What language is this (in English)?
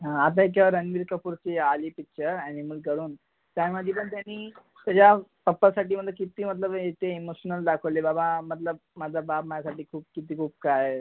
Marathi